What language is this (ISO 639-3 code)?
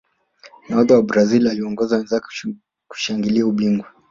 swa